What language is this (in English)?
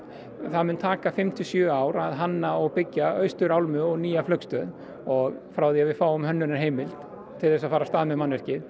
Icelandic